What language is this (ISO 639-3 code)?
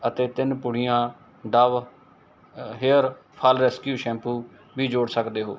pan